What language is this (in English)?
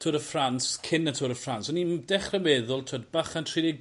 Welsh